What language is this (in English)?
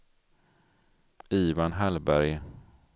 Swedish